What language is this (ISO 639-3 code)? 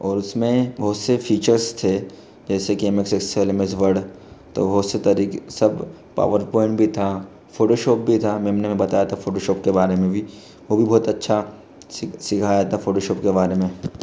hin